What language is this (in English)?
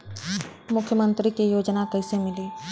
Bhojpuri